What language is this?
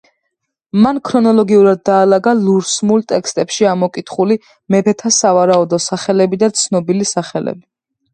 Georgian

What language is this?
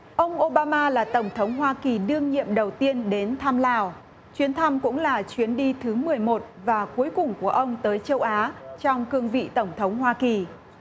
Vietnamese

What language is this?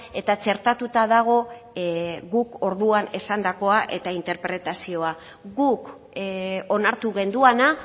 Basque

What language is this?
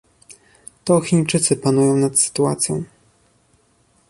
Polish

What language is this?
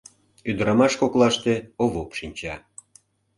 Mari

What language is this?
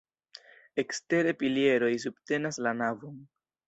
Esperanto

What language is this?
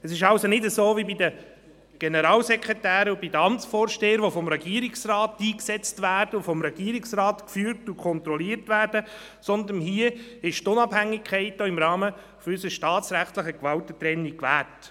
Swiss German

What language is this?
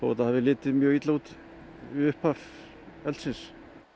Icelandic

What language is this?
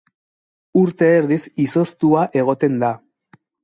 Basque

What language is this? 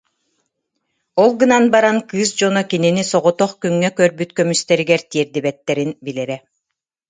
Yakut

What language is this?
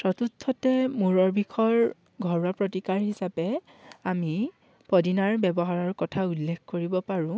Assamese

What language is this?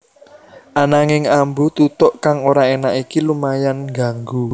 Javanese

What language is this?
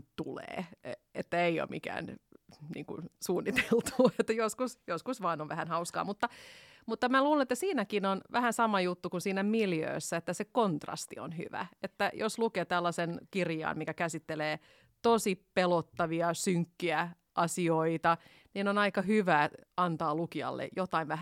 Finnish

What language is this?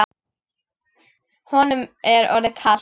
Icelandic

